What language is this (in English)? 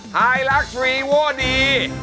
Thai